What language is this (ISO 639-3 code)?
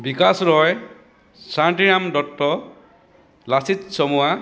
asm